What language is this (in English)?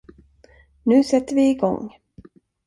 Swedish